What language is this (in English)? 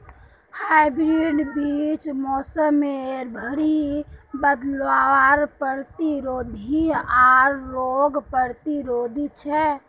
Magahi